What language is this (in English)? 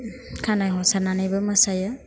Bodo